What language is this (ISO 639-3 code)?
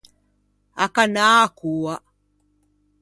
lij